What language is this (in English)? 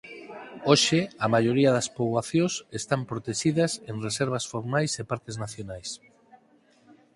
Galician